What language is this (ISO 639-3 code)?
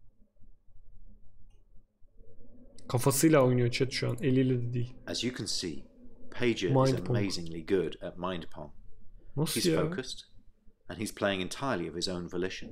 tur